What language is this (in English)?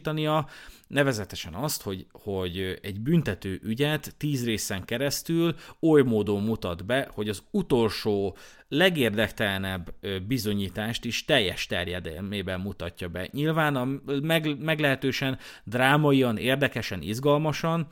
Hungarian